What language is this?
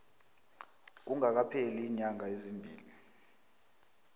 South Ndebele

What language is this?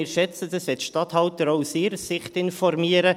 Swiss German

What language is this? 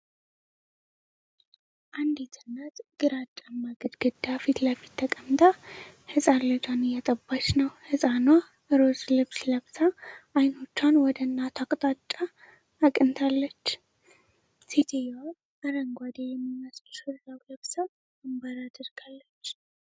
Amharic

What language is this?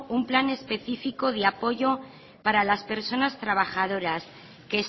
Spanish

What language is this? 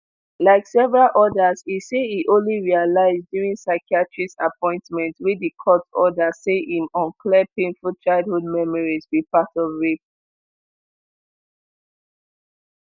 Nigerian Pidgin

